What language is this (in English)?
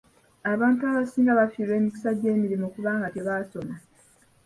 Ganda